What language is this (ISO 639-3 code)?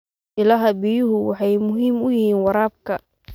som